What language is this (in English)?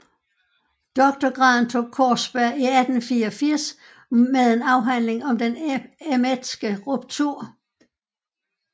Danish